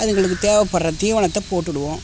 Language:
Tamil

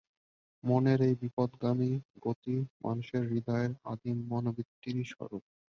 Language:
Bangla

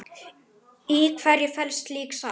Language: Icelandic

